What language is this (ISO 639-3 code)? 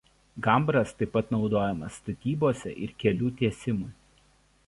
lit